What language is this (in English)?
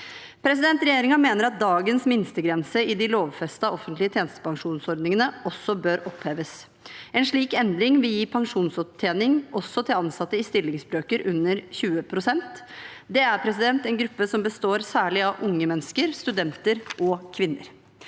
Norwegian